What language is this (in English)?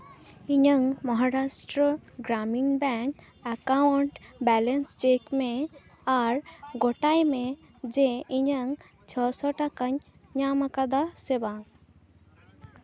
Santali